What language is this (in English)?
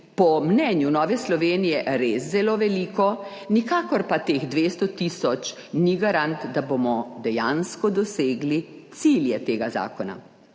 Slovenian